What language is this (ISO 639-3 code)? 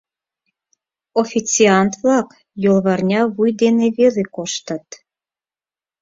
chm